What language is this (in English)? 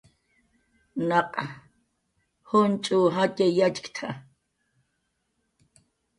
Jaqaru